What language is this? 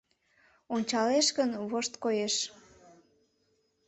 Mari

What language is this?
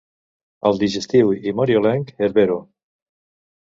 Catalan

